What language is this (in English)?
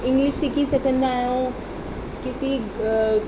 Sindhi